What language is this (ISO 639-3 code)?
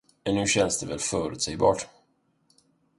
swe